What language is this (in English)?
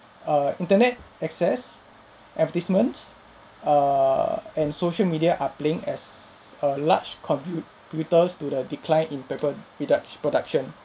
English